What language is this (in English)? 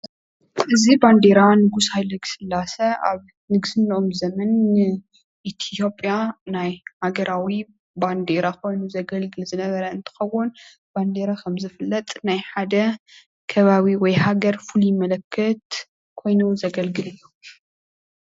Tigrinya